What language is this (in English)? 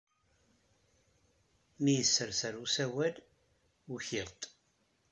Kabyle